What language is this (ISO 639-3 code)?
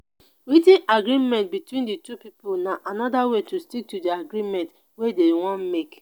pcm